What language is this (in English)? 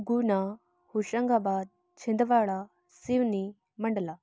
Hindi